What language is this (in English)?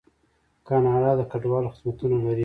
Pashto